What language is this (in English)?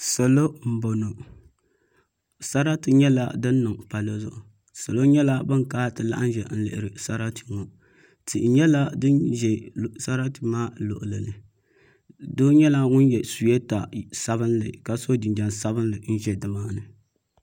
Dagbani